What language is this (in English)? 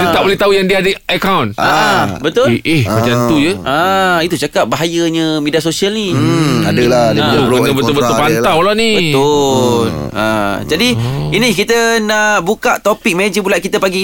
Malay